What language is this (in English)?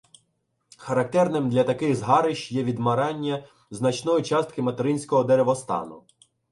Ukrainian